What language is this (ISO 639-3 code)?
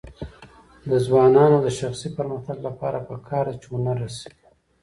pus